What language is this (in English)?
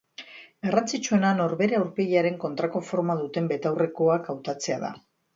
Basque